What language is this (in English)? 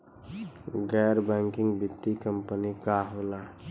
Bhojpuri